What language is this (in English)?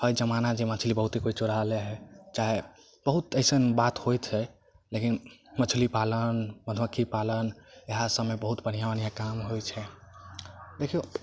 Maithili